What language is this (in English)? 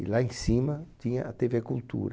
Portuguese